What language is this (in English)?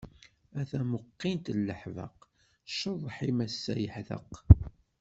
Kabyle